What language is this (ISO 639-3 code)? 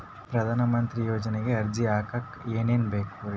kan